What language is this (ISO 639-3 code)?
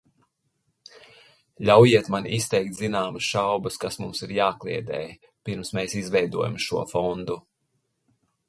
lav